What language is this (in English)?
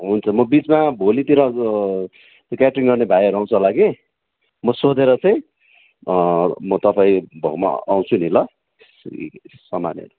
Nepali